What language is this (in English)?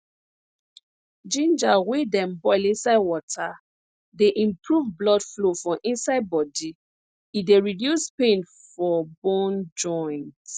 Nigerian Pidgin